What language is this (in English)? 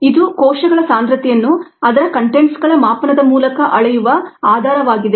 Kannada